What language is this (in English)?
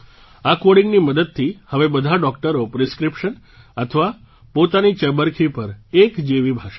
Gujarati